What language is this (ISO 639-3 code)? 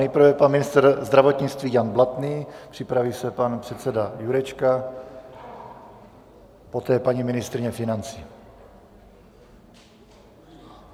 ces